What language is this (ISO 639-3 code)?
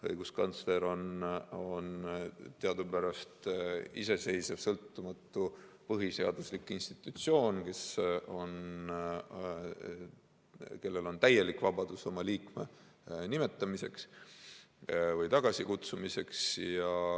est